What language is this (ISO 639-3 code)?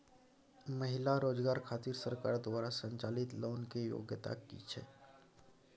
mai